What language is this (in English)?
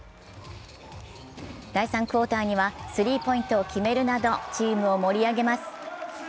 Japanese